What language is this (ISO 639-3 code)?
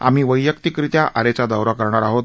mar